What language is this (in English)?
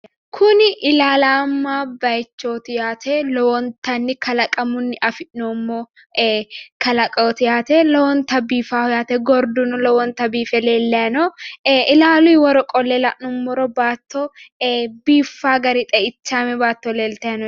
Sidamo